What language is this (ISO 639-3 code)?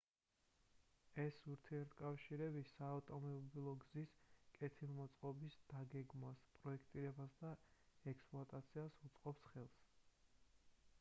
kat